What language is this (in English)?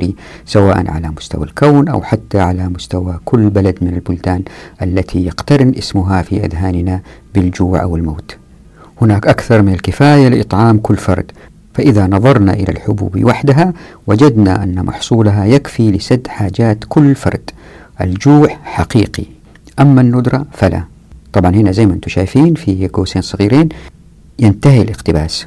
Arabic